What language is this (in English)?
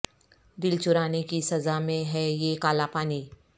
Urdu